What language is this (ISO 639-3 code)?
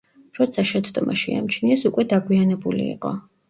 kat